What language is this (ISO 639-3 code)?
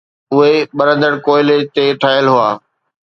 snd